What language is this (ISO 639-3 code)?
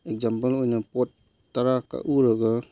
mni